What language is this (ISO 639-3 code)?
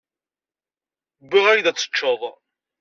kab